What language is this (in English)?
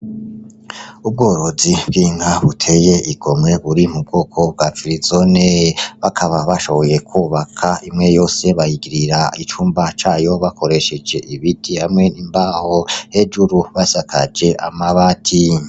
Rundi